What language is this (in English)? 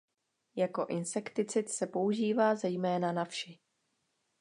Czech